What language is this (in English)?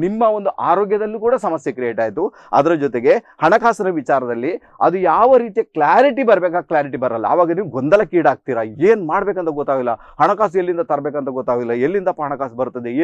Indonesian